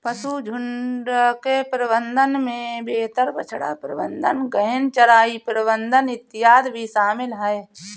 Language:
Hindi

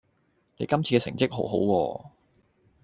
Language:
Cantonese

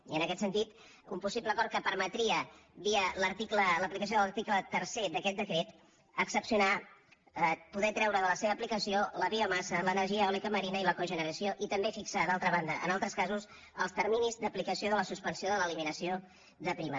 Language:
Catalan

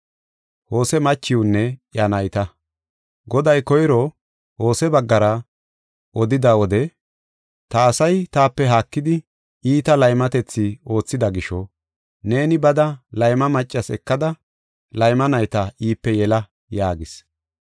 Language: Gofa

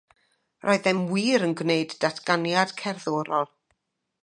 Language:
Welsh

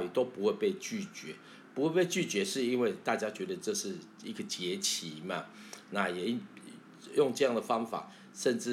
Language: Chinese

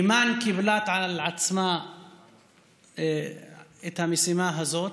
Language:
Hebrew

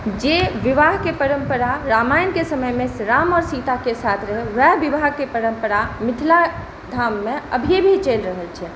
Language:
Maithili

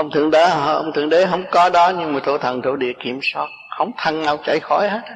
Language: Vietnamese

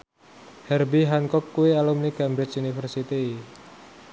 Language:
Javanese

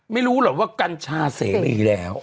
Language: Thai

